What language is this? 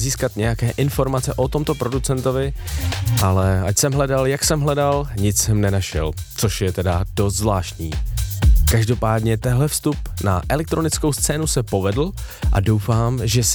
Czech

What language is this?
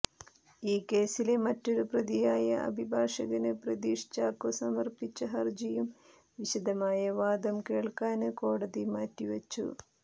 Malayalam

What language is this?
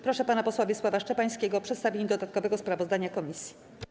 Polish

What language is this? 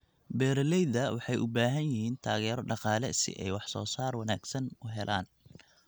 Somali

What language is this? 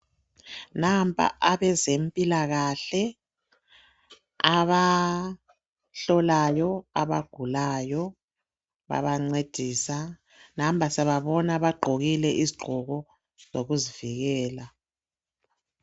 North Ndebele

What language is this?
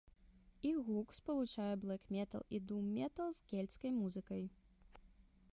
Belarusian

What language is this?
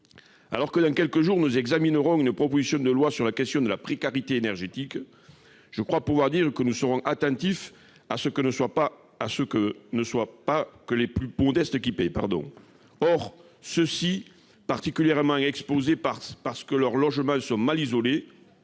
French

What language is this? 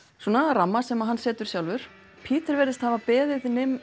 Icelandic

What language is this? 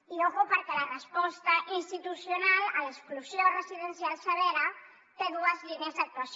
Catalan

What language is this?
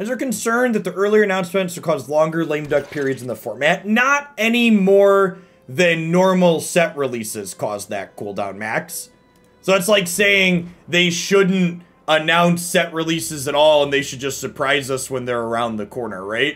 English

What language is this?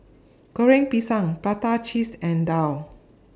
English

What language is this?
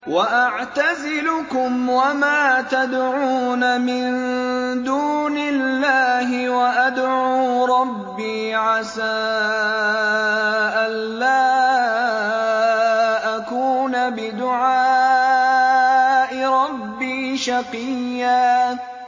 Arabic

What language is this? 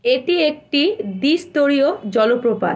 Bangla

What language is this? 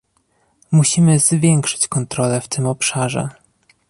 Polish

